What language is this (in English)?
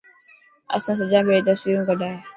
Dhatki